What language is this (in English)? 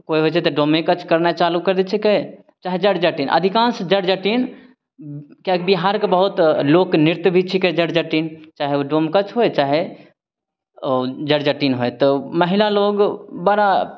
Maithili